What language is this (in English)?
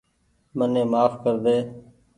Goaria